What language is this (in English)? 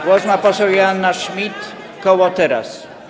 Polish